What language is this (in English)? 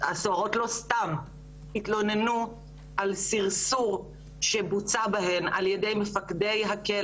Hebrew